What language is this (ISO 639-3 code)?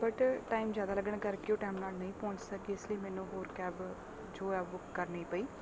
pan